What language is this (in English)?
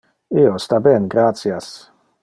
Interlingua